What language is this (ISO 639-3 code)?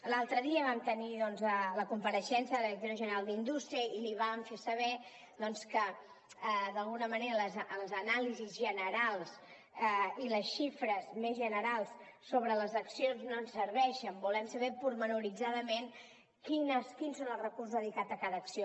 cat